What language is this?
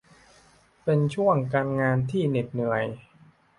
Thai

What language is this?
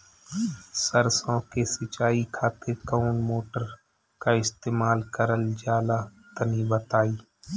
Bhojpuri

